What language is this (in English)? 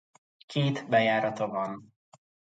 Hungarian